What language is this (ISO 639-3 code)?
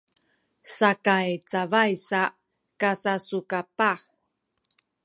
szy